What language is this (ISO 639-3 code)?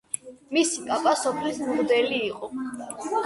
kat